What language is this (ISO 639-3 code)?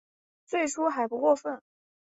zho